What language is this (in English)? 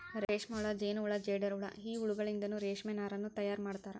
Kannada